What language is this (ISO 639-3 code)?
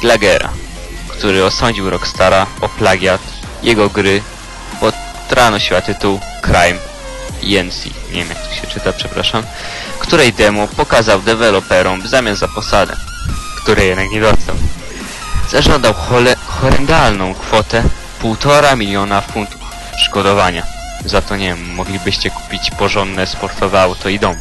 pol